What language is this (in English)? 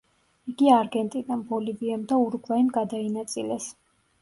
Georgian